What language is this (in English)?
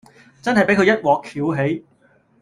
Cantonese